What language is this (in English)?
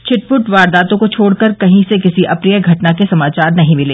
Hindi